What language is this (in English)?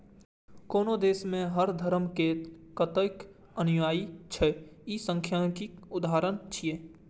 Maithili